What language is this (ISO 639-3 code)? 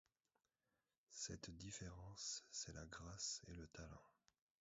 fra